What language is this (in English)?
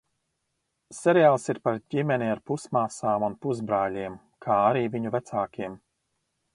Latvian